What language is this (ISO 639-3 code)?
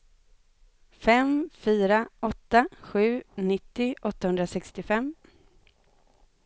swe